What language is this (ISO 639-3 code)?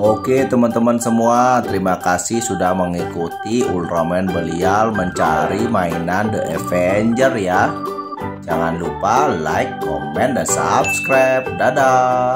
ind